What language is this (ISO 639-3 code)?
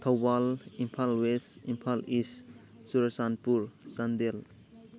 mni